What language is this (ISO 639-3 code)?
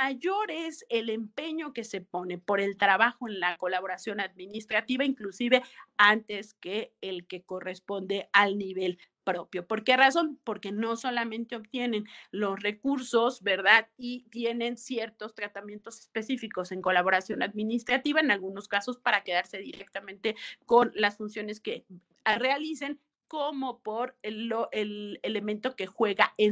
spa